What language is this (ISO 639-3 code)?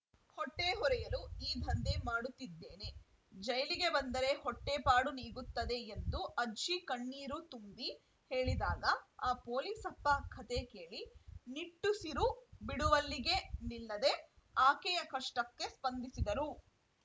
kan